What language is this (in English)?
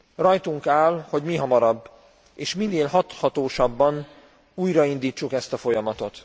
Hungarian